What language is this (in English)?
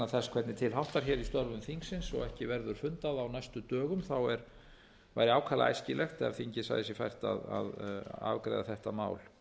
Icelandic